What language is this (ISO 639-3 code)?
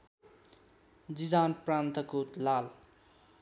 nep